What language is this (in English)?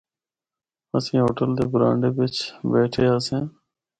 Northern Hindko